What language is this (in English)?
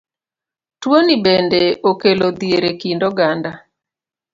Luo (Kenya and Tanzania)